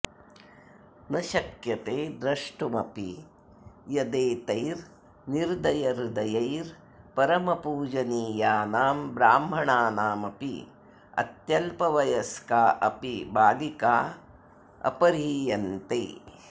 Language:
Sanskrit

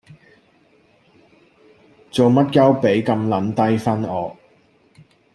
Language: Cantonese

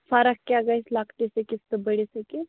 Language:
Kashmiri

